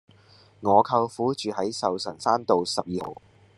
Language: Cantonese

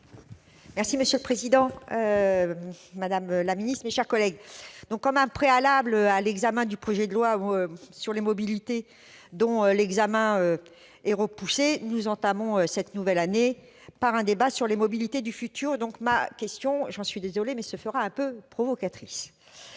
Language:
French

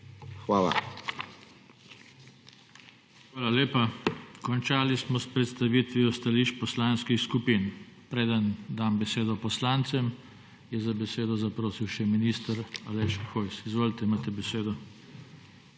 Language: Slovenian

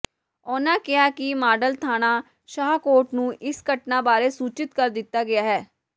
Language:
Punjabi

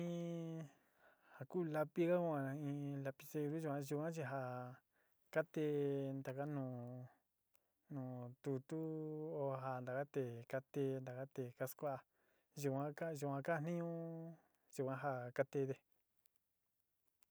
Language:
Sinicahua Mixtec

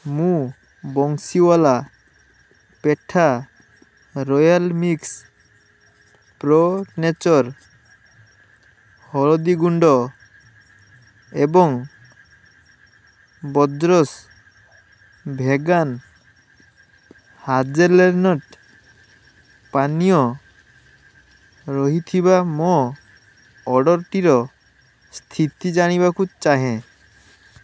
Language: Odia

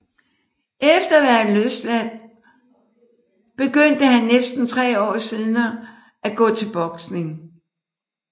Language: Danish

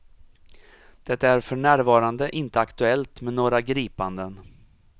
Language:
Swedish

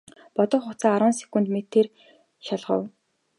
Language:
Mongolian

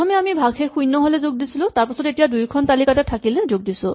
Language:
Assamese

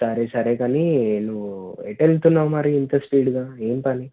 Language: Telugu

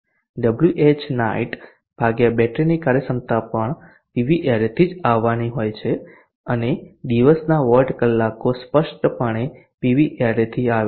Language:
Gujarati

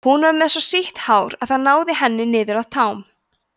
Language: Icelandic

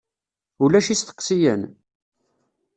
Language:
Kabyle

